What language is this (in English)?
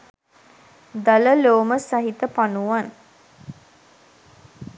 Sinhala